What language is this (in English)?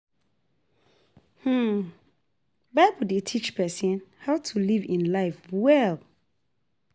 Nigerian Pidgin